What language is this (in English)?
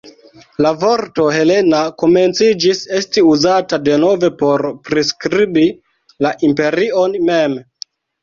Esperanto